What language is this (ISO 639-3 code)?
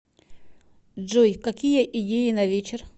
rus